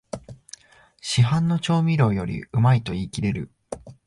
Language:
Japanese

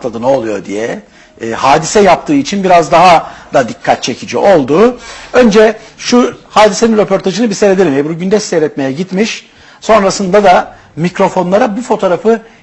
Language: Turkish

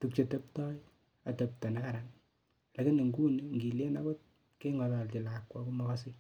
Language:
Kalenjin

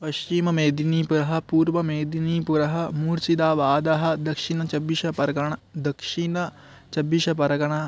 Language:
Sanskrit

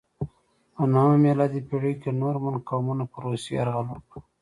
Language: Pashto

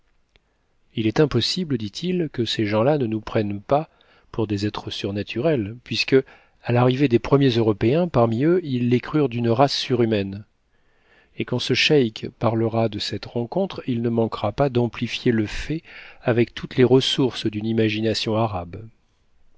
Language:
French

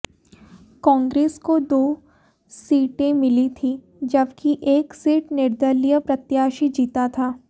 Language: Hindi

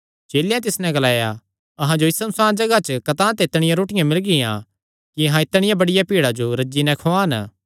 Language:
Kangri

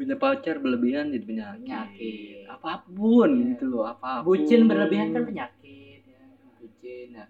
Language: Indonesian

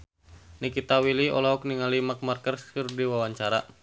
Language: Sundanese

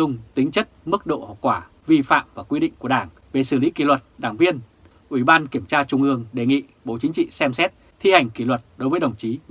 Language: Vietnamese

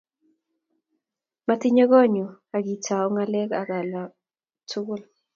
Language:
Kalenjin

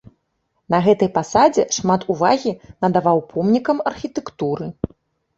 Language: Belarusian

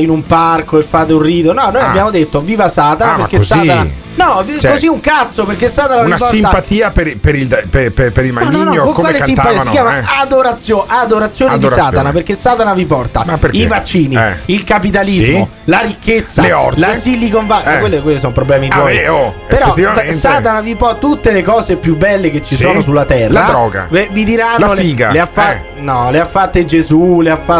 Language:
Italian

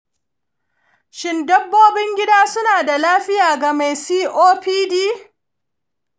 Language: Hausa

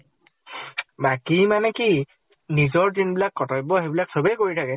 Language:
Assamese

